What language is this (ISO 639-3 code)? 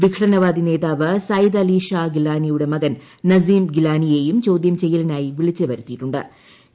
mal